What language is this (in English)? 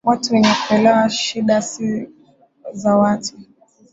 Swahili